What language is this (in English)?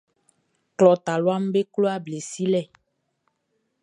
Baoulé